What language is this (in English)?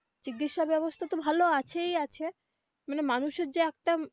Bangla